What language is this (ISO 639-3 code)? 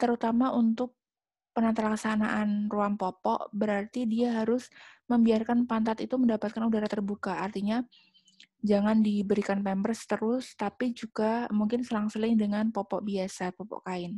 ind